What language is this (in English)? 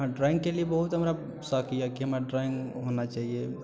Maithili